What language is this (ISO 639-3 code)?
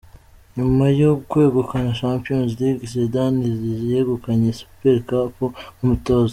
kin